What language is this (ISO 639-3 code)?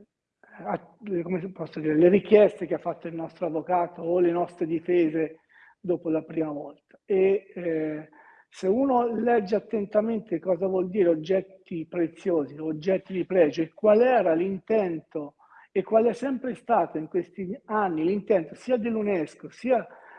ita